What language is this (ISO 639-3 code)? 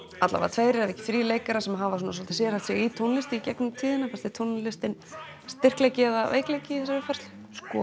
isl